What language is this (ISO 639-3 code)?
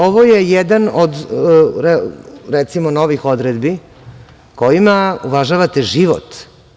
srp